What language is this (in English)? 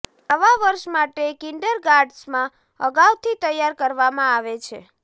Gujarati